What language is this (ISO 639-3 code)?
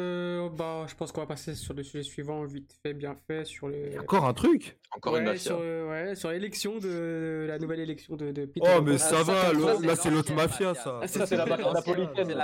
fra